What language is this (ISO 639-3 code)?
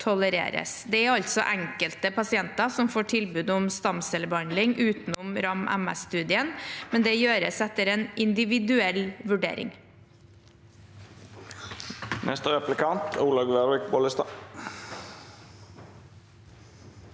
nor